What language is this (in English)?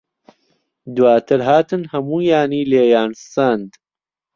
Central Kurdish